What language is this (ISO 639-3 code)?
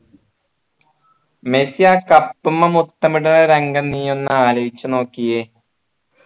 mal